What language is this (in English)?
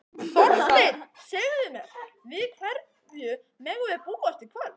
Icelandic